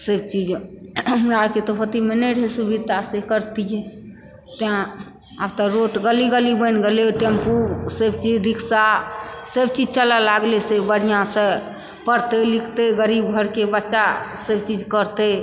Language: Maithili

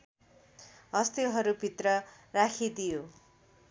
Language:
Nepali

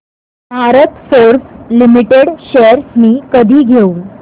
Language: Marathi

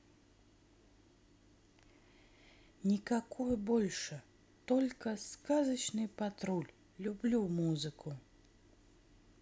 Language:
Russian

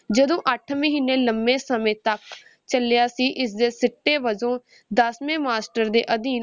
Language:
Punjabi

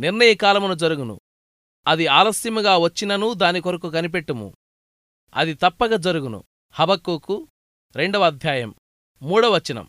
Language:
Telugu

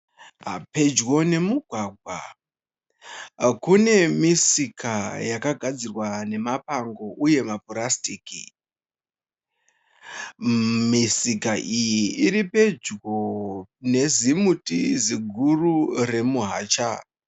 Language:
Shona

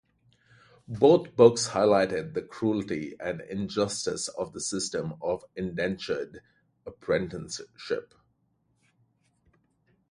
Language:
English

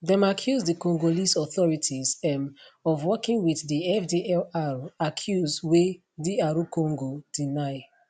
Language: Nigerian Pidgin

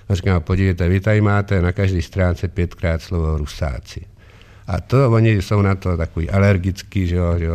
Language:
Czech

